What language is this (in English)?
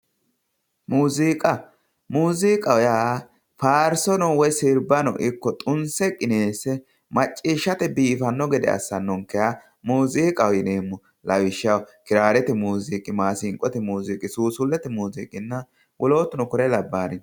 Sidamo